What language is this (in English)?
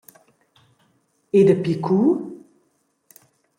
Romansh